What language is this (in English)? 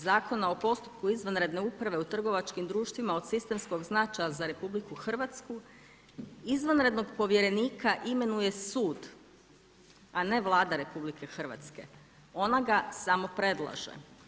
Croatian